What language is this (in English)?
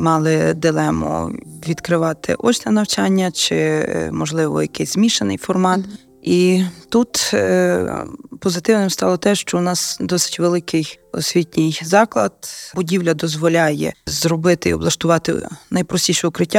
Ukrainian